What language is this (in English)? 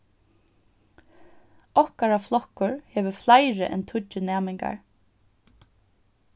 Faroese